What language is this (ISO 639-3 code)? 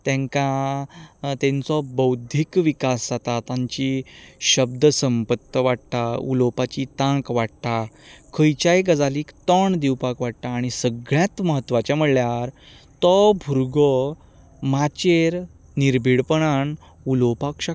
kok